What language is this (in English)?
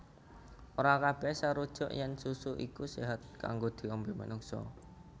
Javanese